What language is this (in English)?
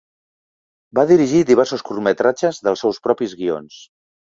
Catalan